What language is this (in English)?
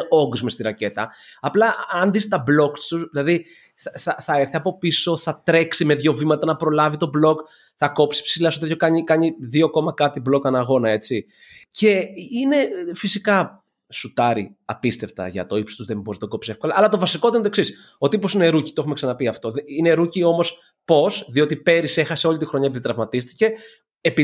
Greek